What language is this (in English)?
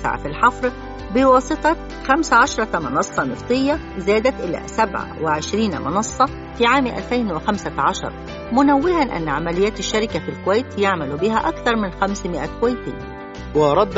Arabic